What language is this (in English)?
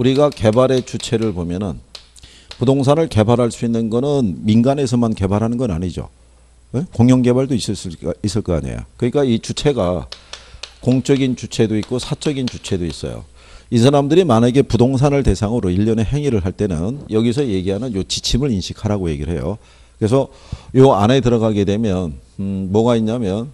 Korean